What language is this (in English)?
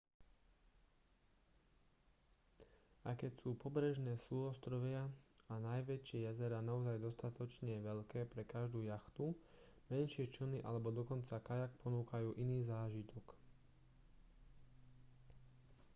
Slovak